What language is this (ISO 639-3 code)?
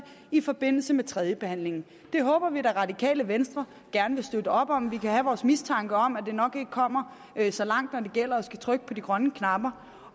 dan